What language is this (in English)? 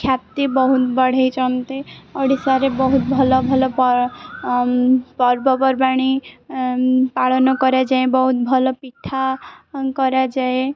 Odia